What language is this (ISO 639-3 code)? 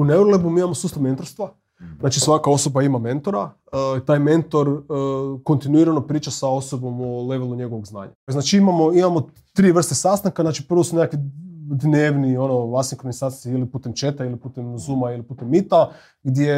hrv